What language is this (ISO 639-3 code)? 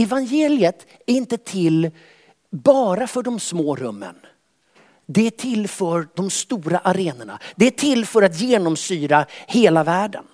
swe